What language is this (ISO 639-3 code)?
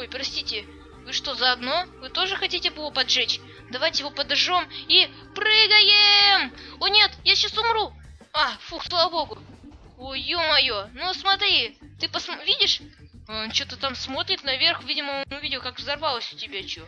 rus